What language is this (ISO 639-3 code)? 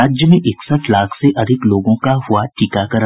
hin